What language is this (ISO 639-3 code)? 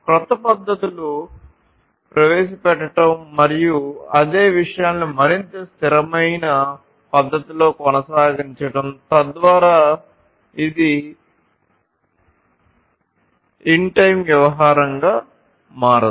tel